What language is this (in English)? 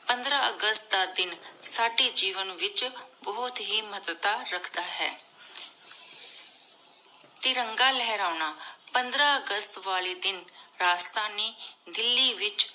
Punjabi